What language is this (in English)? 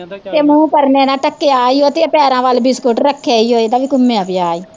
Punjabi